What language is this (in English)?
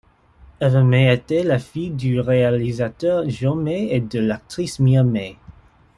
French